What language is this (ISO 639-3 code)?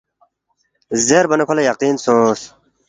bft